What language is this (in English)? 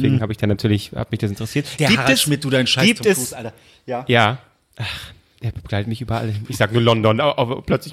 German